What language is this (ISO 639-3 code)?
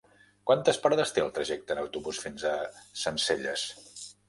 cat